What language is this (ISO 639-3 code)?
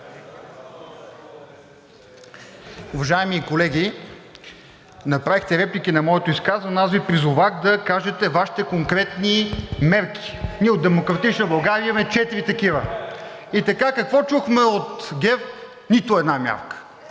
bul